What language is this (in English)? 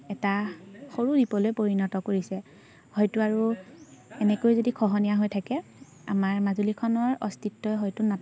Assamese